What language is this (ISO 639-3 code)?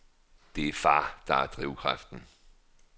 dan